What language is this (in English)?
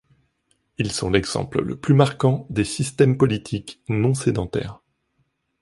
French